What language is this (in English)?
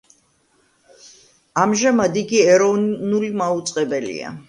Georgian